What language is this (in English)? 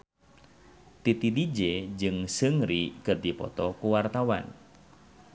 Sundanese